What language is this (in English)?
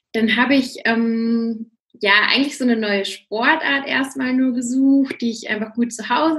German